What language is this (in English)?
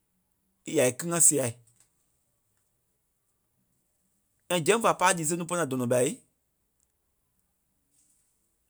Kpelle